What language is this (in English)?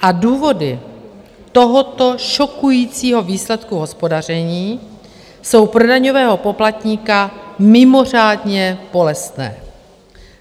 Czech